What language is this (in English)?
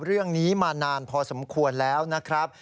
Thai